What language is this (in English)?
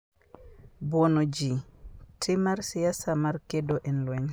Luo (Kenya and Tanzania)